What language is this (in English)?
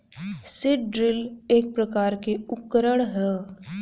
Bhojpuri